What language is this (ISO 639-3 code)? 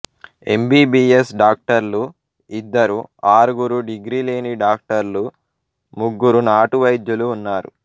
tel